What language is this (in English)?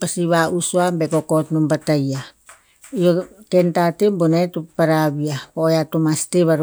Tinputz